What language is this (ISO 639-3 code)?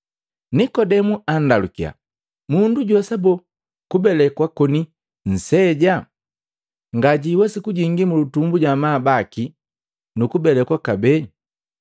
mgv